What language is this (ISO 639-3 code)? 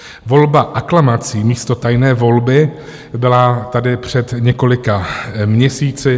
ces